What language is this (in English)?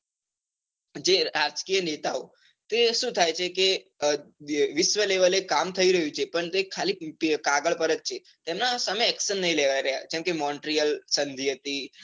Gujarati